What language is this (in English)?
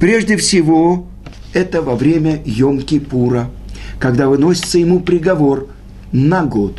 Russian